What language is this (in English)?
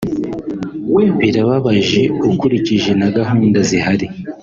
Kinyarwanda